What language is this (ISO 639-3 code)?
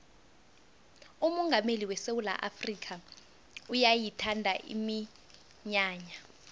nbl